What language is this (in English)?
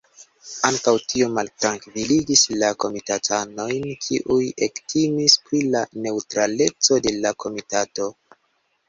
Esperanto